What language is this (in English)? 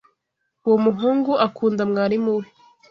Kinyarwanda